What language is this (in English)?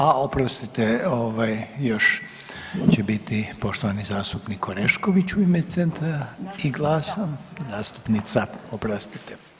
Croatian